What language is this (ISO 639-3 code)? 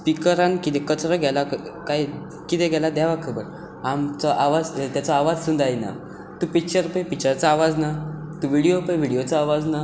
kok